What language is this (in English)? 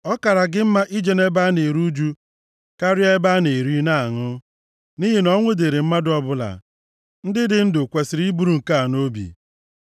Igbo